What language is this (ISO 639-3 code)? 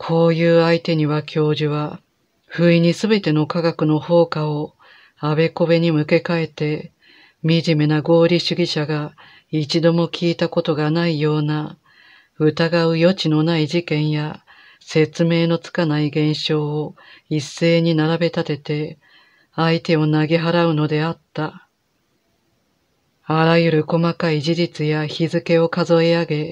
jpn